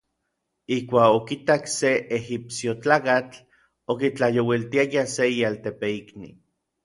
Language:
Orizaba Nahuatl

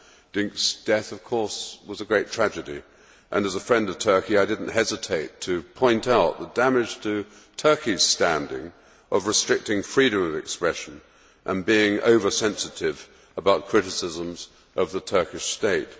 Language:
English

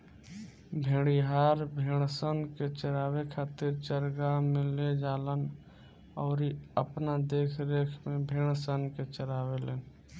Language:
Bhojpuri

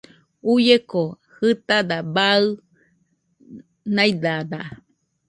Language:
Nüpode Huitoto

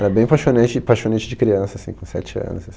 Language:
Portuguese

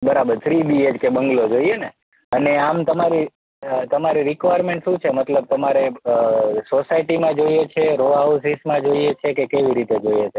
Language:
Gujarati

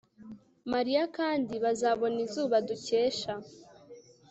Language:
Kinyarwanda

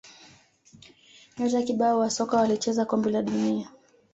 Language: Swahili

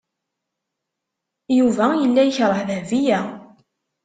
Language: Kabyle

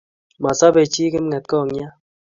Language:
Kalenjin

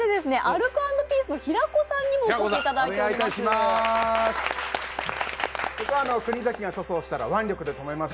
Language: Japanese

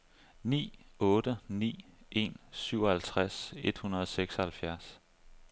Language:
Danish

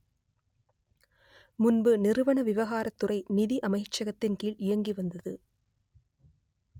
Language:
Tamil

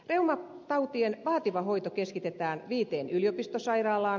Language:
Finnish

